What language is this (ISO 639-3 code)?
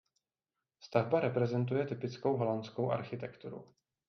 ces